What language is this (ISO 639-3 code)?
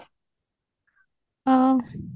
ori